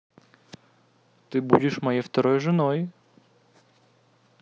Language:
Russian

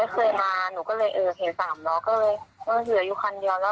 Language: Thai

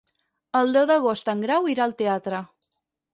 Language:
Catalan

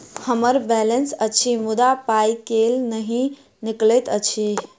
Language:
Maithili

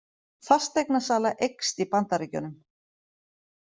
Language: Icelandic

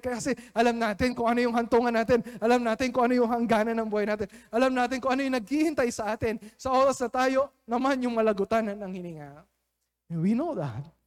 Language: Filipino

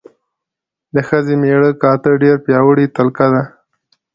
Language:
Pashto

